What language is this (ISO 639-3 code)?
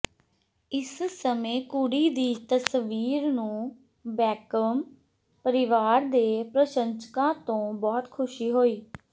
pan